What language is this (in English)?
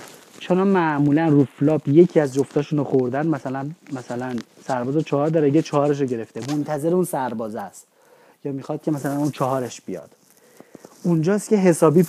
Persian